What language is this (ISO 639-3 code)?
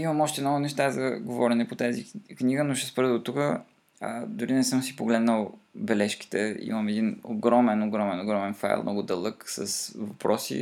bul